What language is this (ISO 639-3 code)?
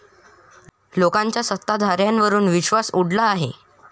mar